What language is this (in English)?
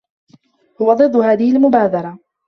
Arabic